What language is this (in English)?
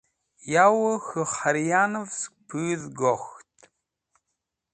Wakhi